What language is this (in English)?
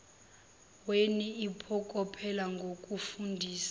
Zulu